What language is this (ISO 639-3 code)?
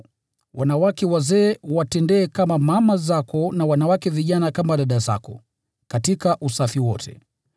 swa